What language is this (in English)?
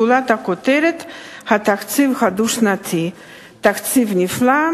Hebrew